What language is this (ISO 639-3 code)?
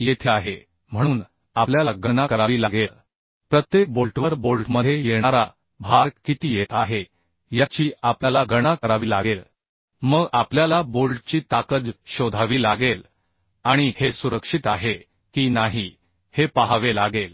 mar